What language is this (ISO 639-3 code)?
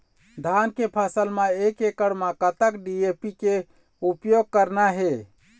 hne